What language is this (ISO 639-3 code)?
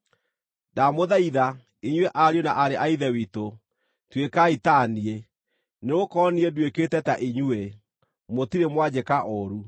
kik